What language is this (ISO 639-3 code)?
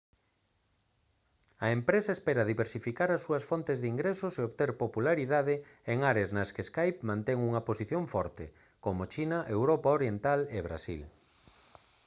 glg